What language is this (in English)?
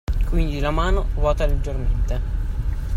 Italian